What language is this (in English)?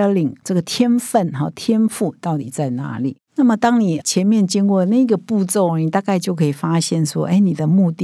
Chinese